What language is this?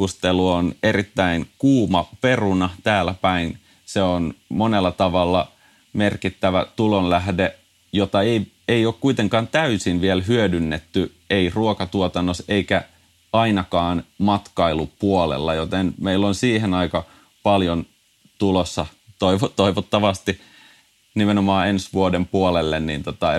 Finnish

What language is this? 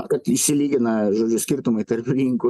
Lithuanian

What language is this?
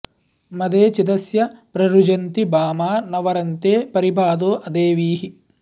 Sanskrit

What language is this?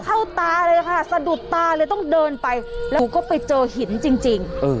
Thai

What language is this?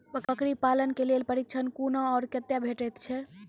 Maithili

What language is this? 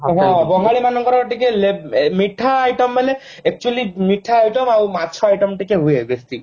Odia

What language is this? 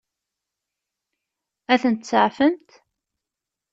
Kabyle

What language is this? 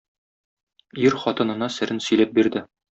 Tatar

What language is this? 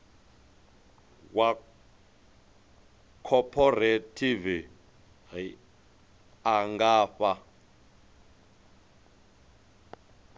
Venda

